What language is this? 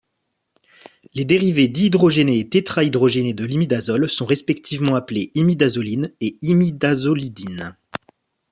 French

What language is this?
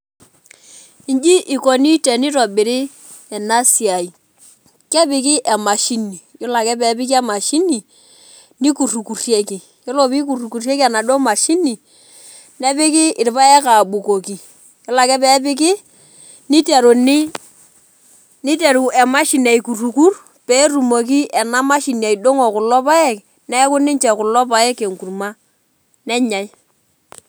Masai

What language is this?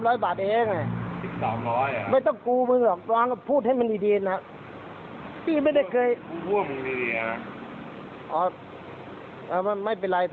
Thai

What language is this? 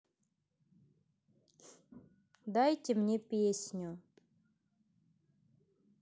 Russian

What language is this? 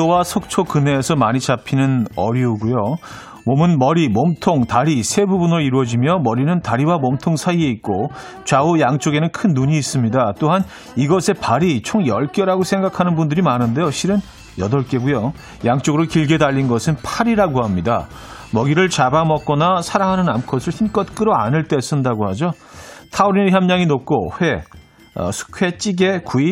Korean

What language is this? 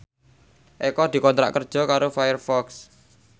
Javanese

